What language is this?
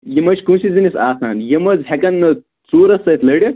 Kashmiri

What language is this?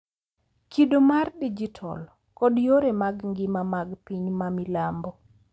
Luo (Kenya and Tanzania)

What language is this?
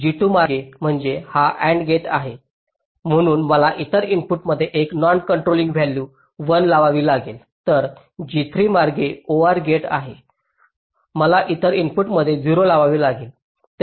Marathi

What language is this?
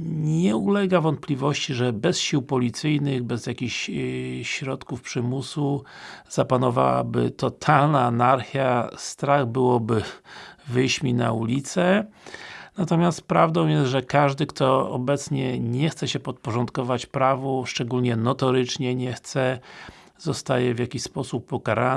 Polish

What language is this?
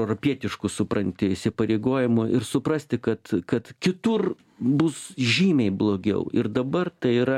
Lithuanian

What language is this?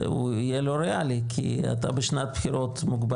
Hebrew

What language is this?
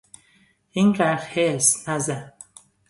Persian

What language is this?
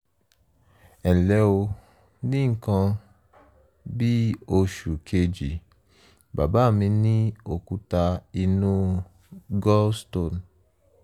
Yoruba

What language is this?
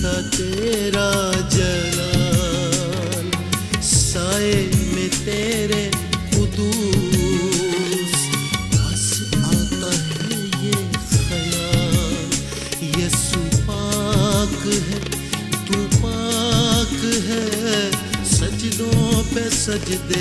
Punjabi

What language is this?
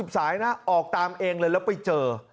Thai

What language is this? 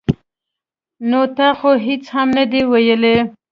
Pashto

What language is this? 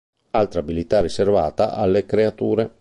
Italian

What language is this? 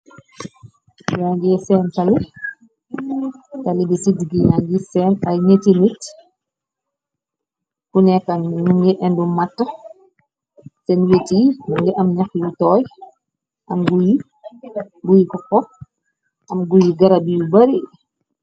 Wolof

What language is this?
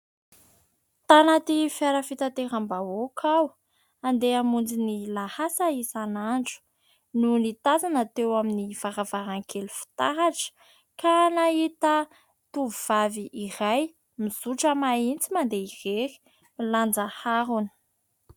Malagasy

